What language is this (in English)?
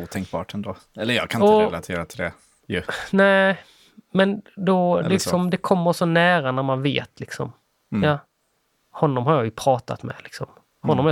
Swedish